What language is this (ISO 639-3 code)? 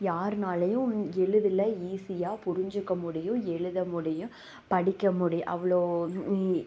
tam